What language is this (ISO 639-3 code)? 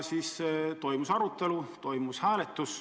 est